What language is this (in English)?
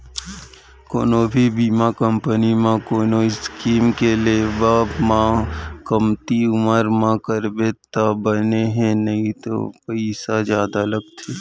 Chhattisgarhi